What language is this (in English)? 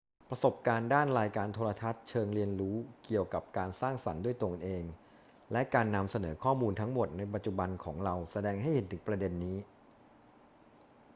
Thai